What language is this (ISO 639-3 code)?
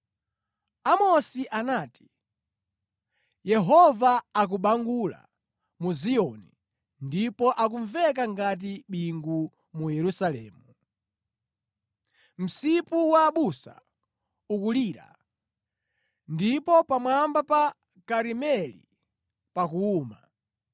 nya